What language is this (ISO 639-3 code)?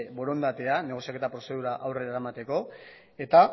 eus